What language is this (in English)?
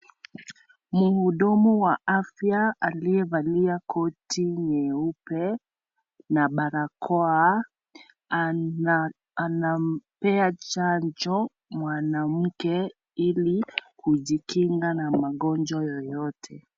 Swahili